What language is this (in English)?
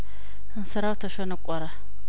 Amharic